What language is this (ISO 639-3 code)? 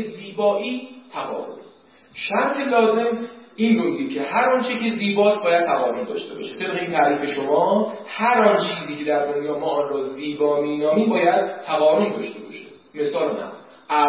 fas